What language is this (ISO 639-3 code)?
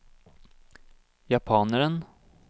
nor